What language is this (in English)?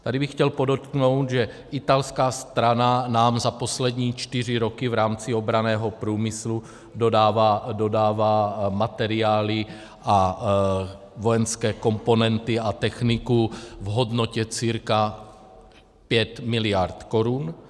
Czech